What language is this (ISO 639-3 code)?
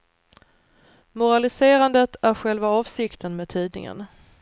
swe